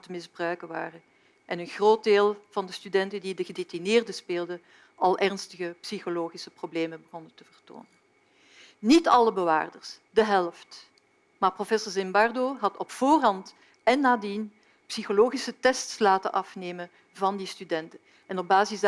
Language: Dutch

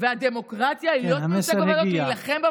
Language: Hebrew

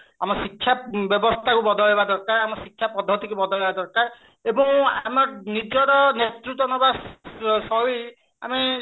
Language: Odia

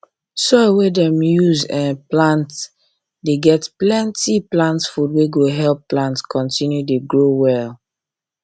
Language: Nigerian Pidgin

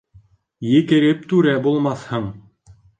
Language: Bashkir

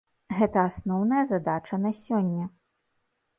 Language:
Belarusian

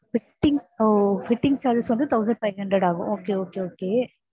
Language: Tamil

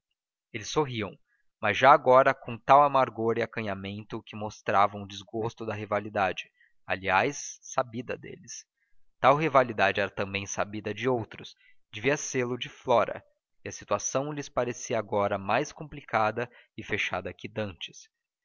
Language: Portuguese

